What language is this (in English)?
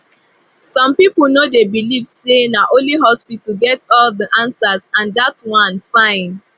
Nigerian Pidgin